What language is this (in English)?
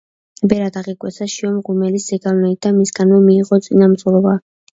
Georgian